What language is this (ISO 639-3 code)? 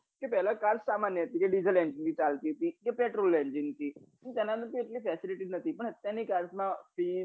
guj